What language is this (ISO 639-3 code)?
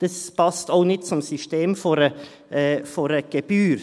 gsw